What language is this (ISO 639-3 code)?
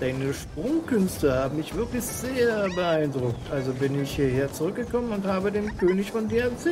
deu